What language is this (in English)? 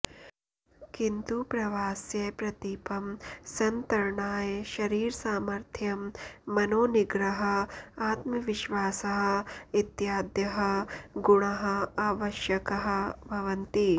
Sanskrit